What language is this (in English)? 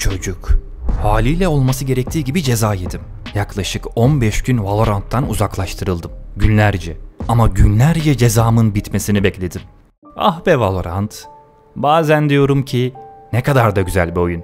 Turkish